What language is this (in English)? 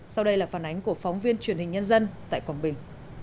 Vietnamese